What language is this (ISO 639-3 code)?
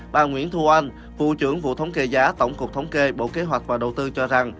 vie